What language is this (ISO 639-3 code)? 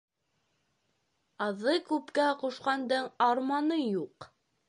bak